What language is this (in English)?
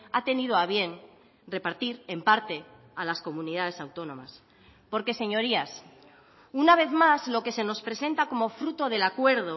Spanish